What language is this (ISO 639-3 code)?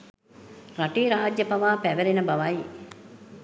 sin